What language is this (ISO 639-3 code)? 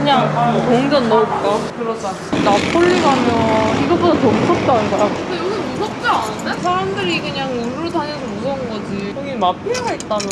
kor